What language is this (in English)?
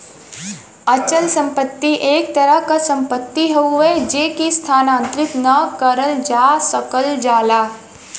Bhojpuri